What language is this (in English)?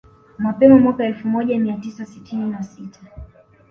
Swahili